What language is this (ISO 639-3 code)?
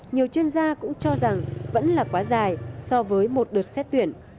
vie